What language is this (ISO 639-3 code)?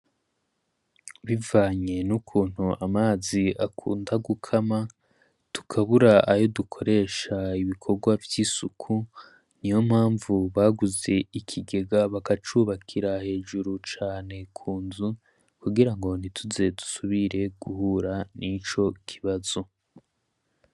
run